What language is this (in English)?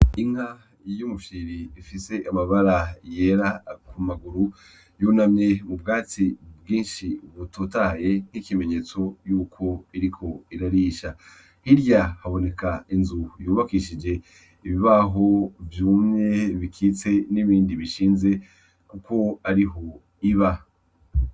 Rundi